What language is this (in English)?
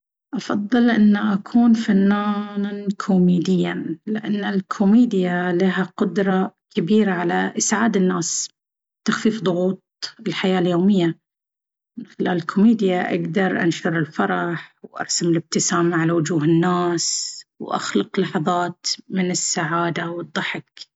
Baharna Arabic